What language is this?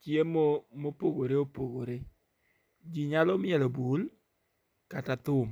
Luo (Kenya and Tanzania)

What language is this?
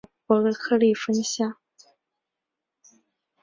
Chinese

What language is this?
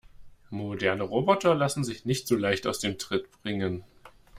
German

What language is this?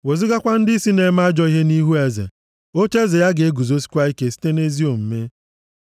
Igbo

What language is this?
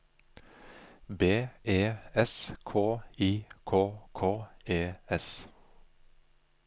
Norwegian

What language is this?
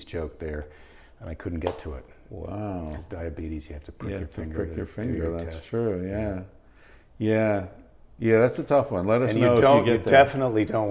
English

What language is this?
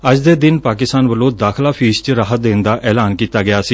Punjabi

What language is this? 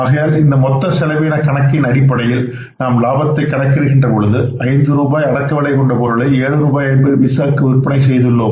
Tamil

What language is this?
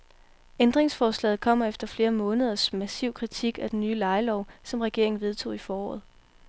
Danish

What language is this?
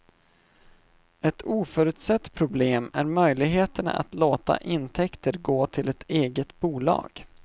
Swedish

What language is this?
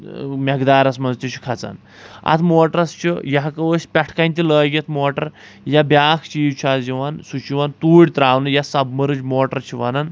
Kashmiri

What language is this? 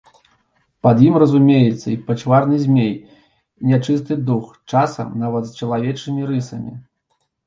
Belarusian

